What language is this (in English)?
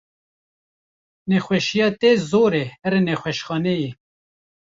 Kurdish